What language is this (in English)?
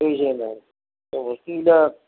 Assamese